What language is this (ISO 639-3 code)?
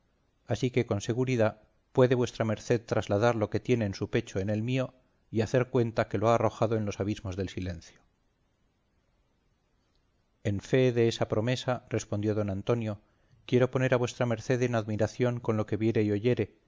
spa